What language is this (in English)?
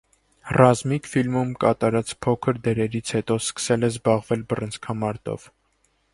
Armenian